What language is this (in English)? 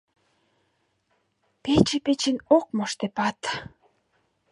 Mari